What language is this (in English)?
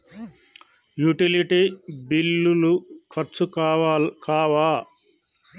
Telugu